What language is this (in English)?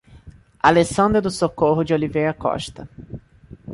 Portuguese